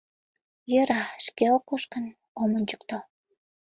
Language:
Mari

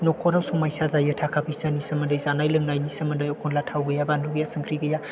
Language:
Bodo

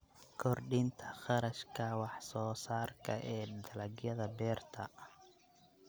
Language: Somali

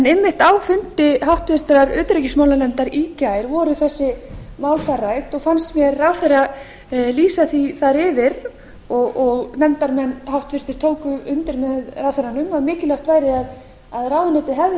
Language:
Icelandic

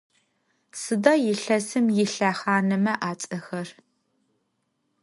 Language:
Adyghe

